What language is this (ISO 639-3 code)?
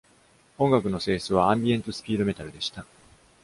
jpn